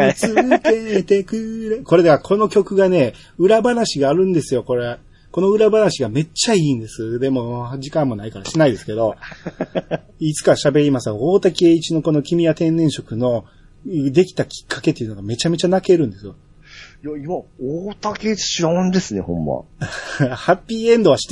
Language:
Japanese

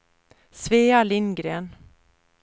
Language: Swedish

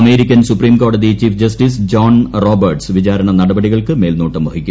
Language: Malayalam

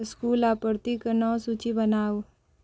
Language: Maithili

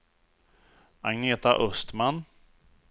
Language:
Swedish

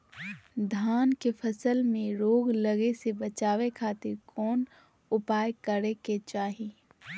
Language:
Magahi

